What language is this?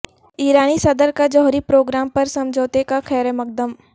Urdu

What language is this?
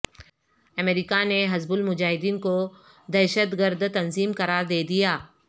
Urdu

